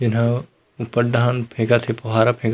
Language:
Chhattisgarhi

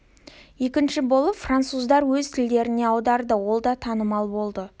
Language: Kazakh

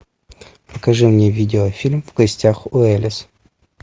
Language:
Russian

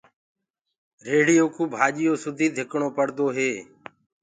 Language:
Gurgula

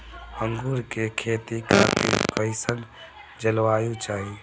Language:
Bhojpuri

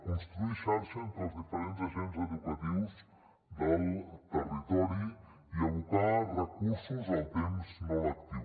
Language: Catalan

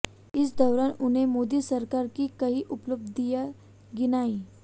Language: Hindi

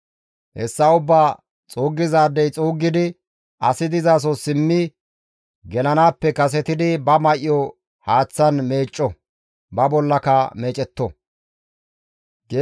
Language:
Gamo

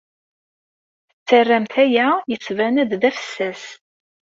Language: Kabyle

